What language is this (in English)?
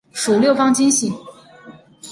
Chinese